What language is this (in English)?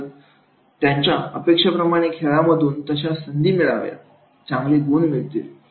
Marathi